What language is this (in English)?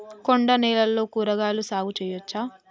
Telugu